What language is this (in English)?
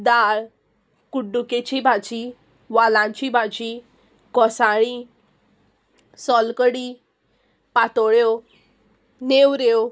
Konkani